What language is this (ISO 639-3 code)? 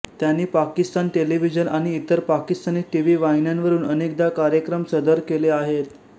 mar